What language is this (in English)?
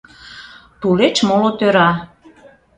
Mari